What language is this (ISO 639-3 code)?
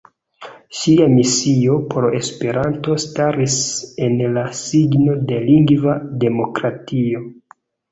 epo